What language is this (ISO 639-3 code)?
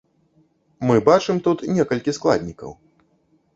bel